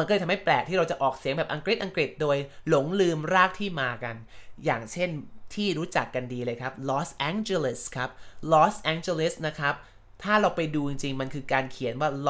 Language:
Thai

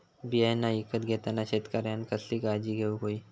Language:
Marathi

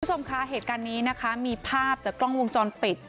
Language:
Thai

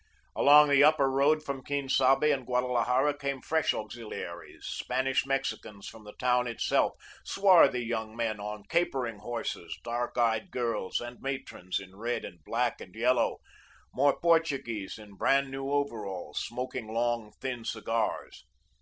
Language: English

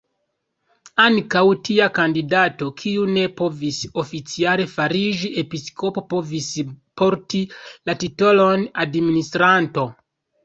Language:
Esperanto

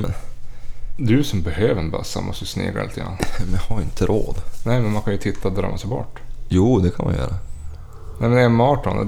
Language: Swedish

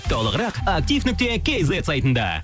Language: Kazakh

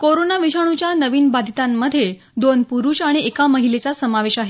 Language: Marathi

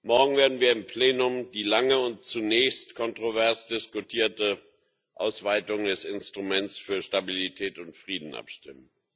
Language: German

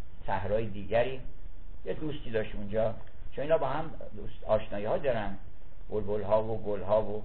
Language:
Persian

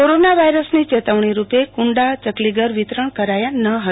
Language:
Gujarati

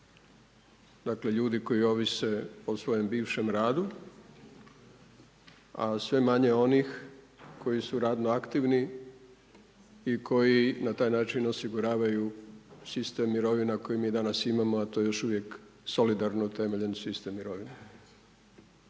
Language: Croatian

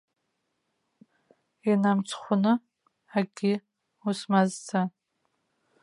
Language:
Abkhazian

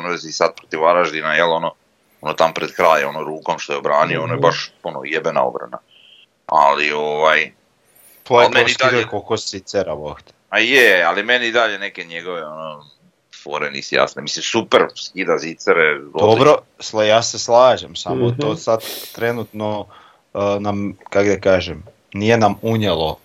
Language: Croatian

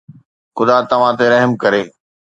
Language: Sindhi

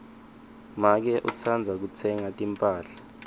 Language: Swati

